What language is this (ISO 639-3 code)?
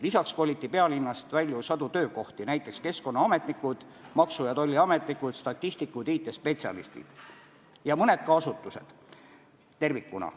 est